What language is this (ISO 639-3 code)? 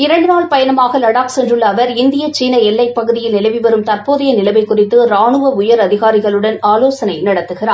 tam